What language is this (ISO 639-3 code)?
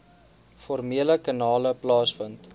afr